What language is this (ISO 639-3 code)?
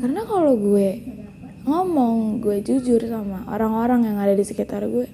ind